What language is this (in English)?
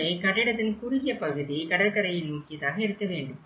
Tamil